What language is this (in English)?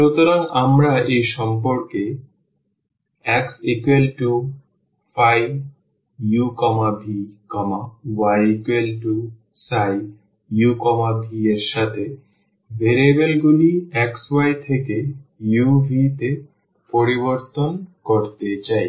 Bangla